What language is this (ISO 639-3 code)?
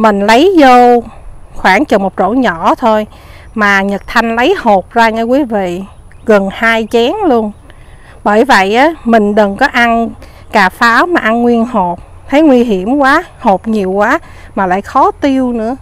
vie